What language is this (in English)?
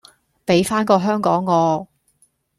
Cantonese